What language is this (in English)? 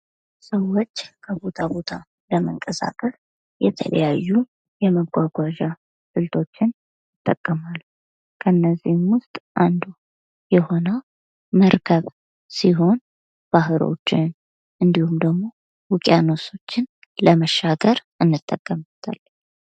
Amharic